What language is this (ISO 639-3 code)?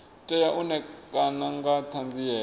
ven